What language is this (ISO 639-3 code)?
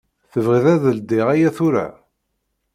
kab